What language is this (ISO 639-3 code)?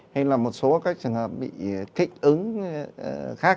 vie